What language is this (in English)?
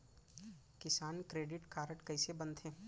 Chhattisgarhi